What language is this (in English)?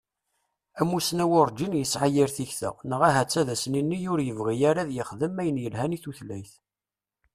Kabyle